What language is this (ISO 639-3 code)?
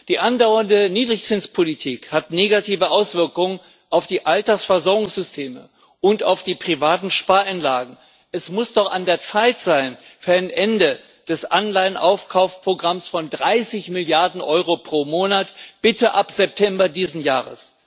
deu